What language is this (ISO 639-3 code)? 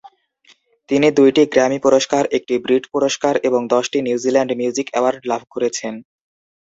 ben